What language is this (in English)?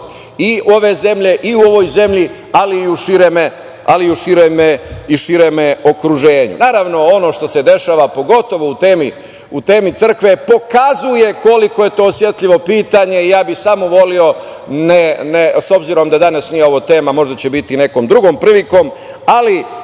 Serbian